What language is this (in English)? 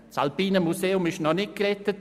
Swiss German